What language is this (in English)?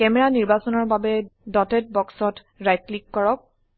Assamese